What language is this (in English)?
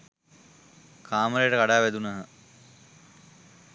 Sinhala